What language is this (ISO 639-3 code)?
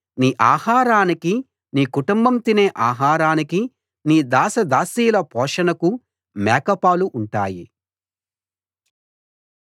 tel